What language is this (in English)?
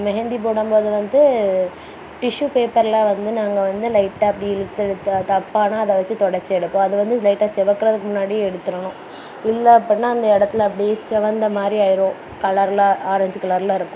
Tamil